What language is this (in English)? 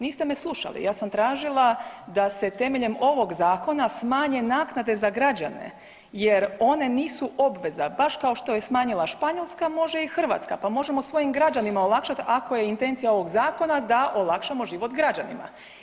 Croatian